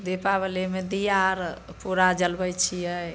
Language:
Maithili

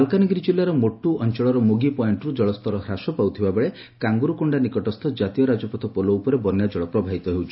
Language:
Odia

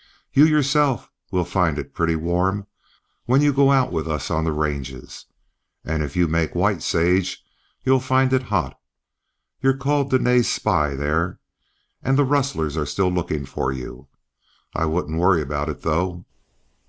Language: English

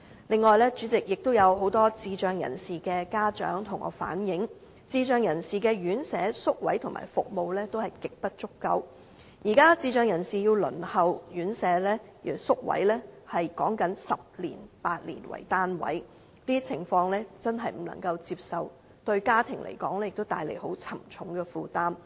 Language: Cantonese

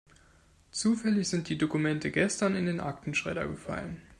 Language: German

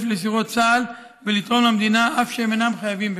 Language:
Hebrew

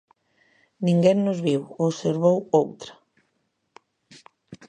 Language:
Galician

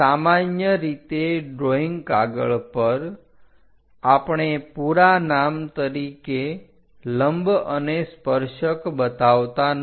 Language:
Gujarati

